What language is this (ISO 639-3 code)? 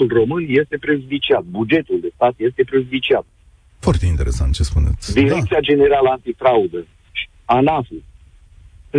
ron